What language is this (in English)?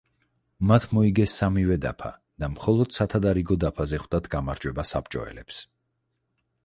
Georgian